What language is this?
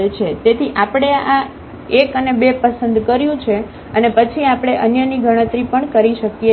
Gujarati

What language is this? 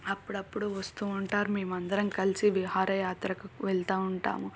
Telugu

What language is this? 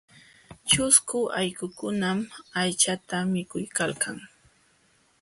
Jauja Wanca Quechua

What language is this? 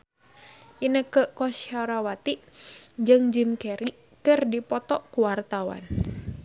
Sundanese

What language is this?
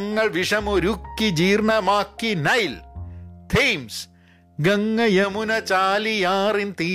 Malayalam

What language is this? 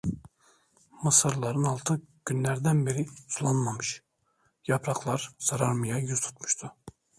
Turkish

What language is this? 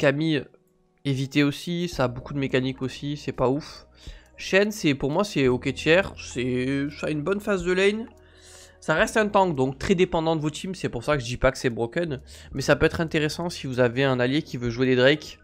French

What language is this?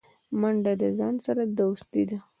Pashto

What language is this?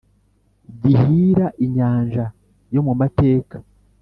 Kinyarwanda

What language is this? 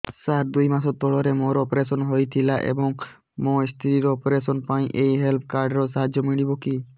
Odia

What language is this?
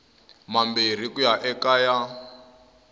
Tsonga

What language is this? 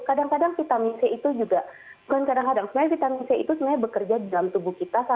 Indonesian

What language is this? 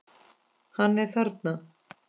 Icelandic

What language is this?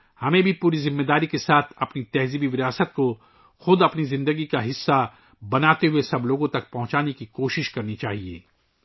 Urdu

